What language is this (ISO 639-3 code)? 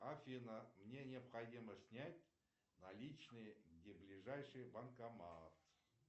rus